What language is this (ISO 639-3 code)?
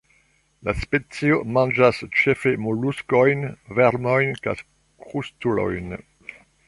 epo